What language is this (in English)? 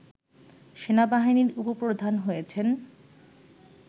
Bangla